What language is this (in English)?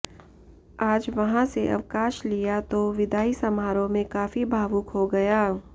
Hindi